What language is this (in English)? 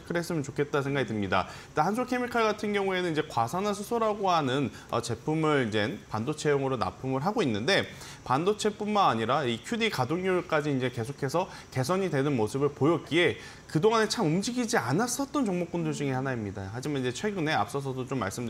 Korean